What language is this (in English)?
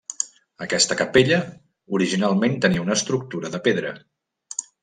Catalan